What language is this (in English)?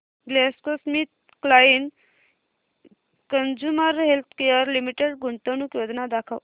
Marathi